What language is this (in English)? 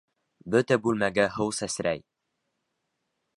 Bashkir